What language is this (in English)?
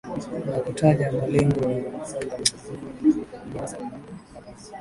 Swahili